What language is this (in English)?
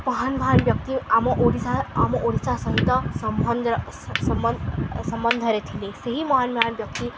Odia